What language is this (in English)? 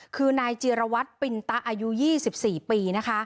Thai